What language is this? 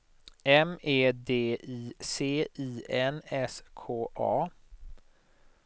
Swedish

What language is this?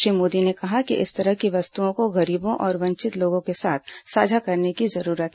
Hindi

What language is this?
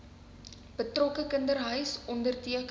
Afrikaans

